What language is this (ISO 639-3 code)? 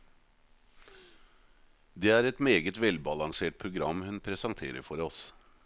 nor